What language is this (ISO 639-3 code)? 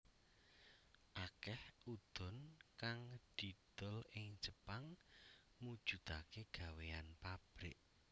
jav